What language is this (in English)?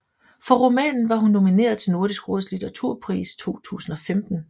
Danish